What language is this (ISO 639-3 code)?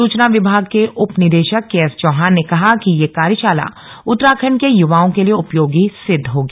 hin